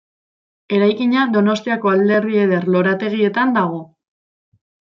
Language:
Basque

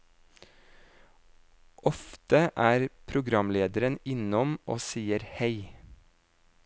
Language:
Norwegian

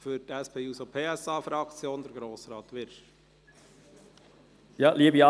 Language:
Swiss German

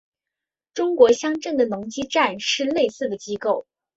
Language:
Chinese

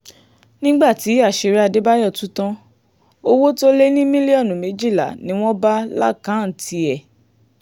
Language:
Yoruba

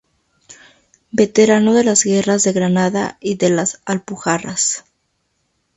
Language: Spanish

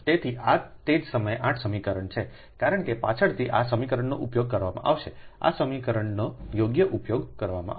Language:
Gujarati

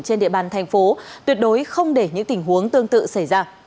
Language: Vietnamese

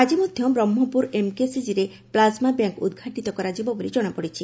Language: Odia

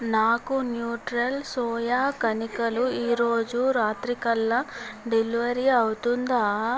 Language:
Telugu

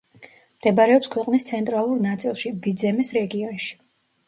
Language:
Georgian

